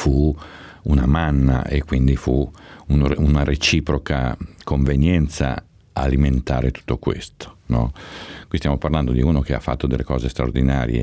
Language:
Italian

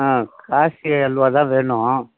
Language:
Tamil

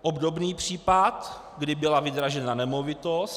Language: Czech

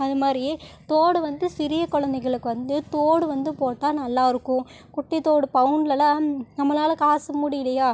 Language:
Tamil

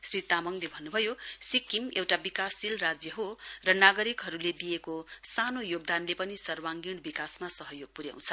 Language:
Nepali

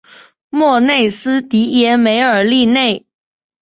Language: Chinese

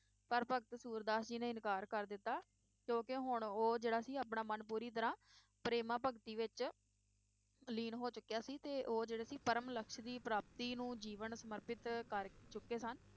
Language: Punjabi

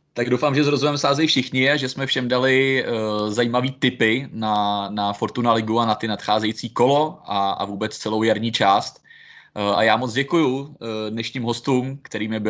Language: Czech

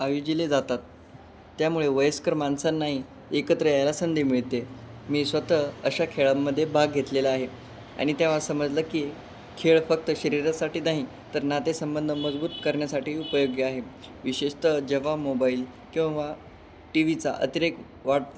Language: Marathi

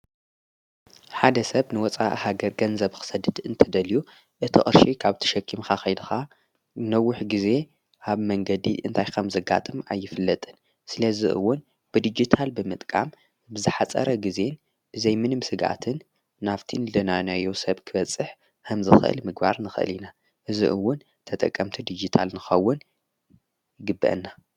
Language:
Tigrinya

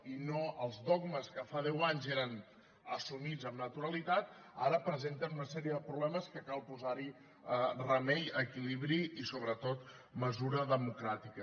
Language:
Catalan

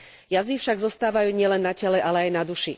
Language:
Slovak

